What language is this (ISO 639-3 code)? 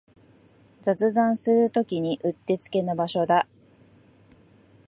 jpn